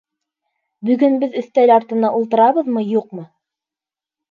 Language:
Bashkir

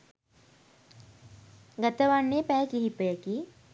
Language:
Sinhala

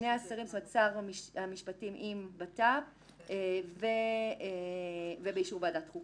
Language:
Hebrew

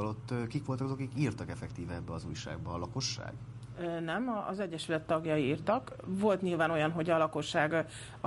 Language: Hungarian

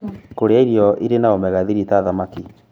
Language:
Kikuyu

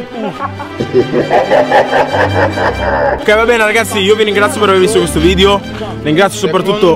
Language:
Italian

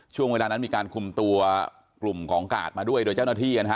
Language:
Thai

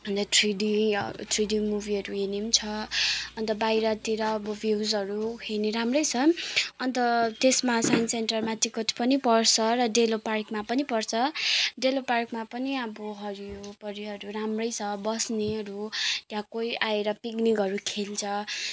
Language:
Nepali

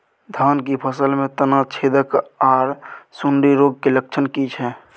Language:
Maithili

